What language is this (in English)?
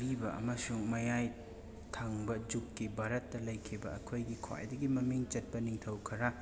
Manipuri